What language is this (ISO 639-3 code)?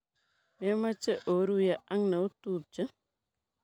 kln